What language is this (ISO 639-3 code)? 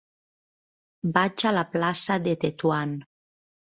cat